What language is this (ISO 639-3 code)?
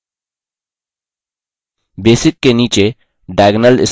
hin